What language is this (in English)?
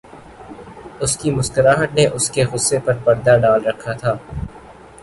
Urdu